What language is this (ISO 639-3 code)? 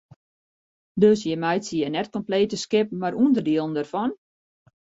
fry